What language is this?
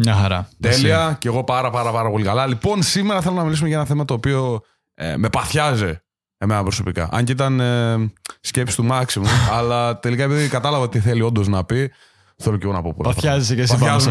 Greek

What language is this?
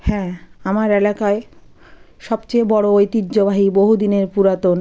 Bangla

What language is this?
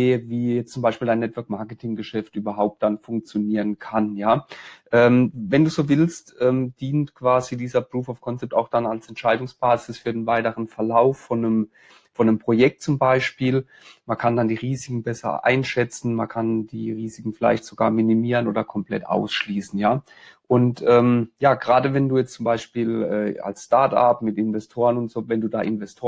German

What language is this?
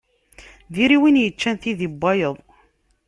Kabyle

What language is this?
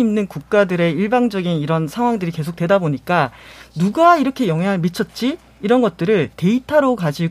Korean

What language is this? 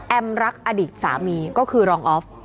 Thai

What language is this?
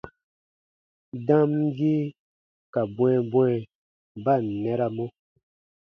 Baatonum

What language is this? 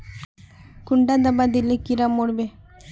Magahi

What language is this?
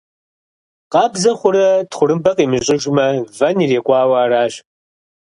Kabardian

